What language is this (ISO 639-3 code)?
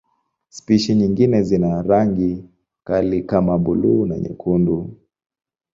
swa